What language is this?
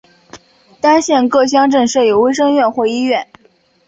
Chinese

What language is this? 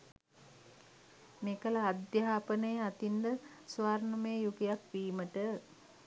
Sinhala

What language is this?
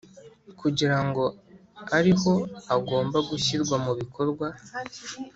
Kinyarwanda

